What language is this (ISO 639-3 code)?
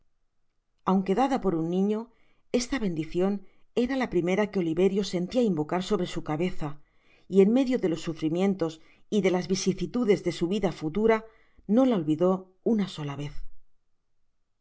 spa